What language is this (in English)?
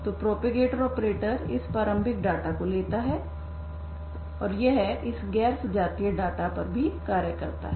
Hindi